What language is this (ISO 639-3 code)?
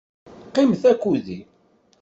kab